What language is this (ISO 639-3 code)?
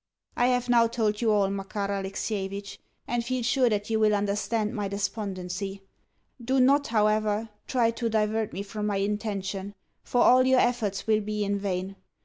eng